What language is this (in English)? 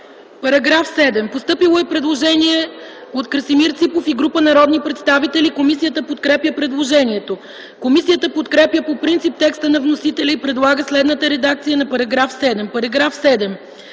Bulgarian